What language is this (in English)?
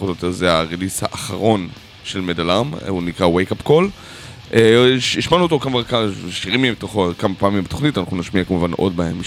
Hebrew